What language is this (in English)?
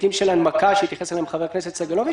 Hebrew